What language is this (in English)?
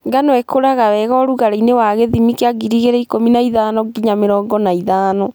Kikuyu